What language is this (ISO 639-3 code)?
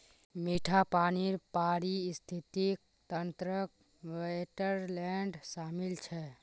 mag